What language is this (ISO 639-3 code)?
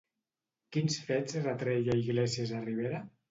cat